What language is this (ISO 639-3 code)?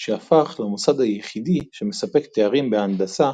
heb